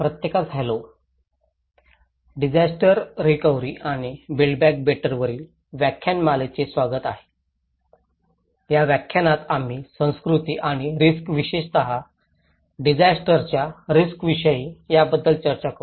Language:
Marathi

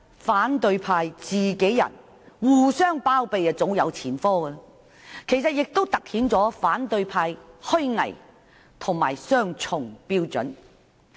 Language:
Cantonese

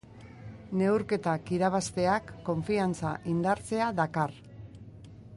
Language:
Basque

